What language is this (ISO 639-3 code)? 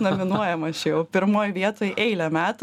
lit